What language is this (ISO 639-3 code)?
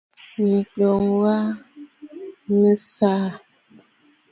bfd